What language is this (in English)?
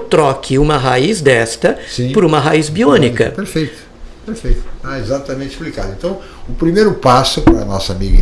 Portuguese